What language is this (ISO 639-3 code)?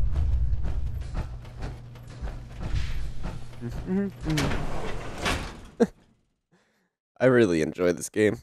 eng